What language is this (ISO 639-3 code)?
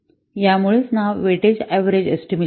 mar